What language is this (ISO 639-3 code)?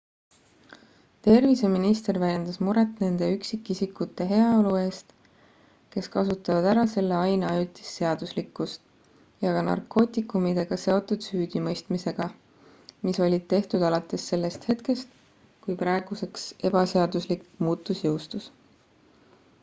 est